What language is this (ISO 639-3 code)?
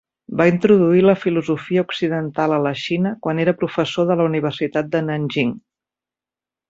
cat